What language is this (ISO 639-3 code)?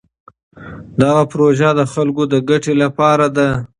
pus